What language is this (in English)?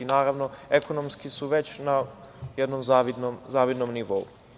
Serbian